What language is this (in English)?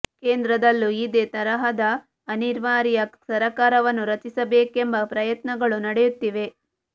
Kannada